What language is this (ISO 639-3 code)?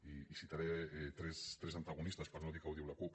cat